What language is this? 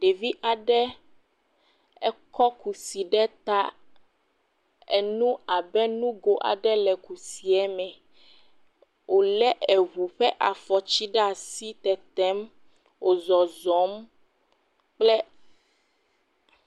Ewe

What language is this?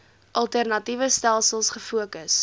Afrikaans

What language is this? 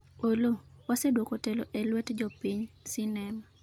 Luo (Kenya and Tanzania)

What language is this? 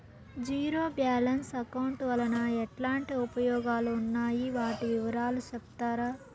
Telugu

